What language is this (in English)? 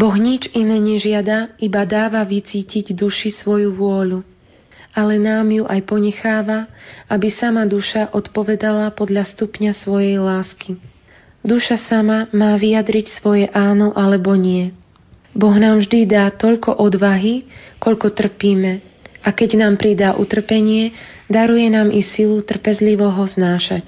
Slovak